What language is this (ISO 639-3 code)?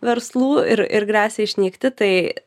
lit